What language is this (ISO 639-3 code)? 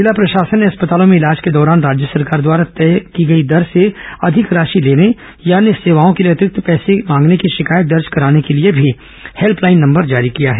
hin